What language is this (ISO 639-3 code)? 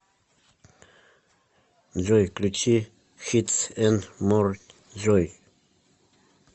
rus